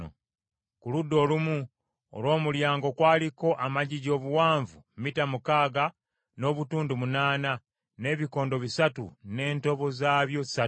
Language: Ganda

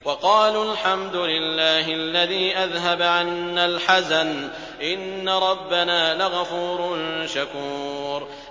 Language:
Arabic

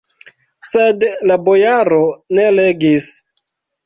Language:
Esperanto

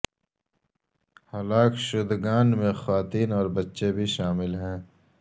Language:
Urdu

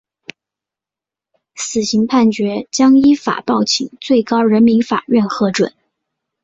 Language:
Chinese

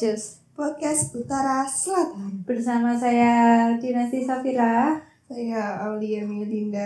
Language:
Indonesian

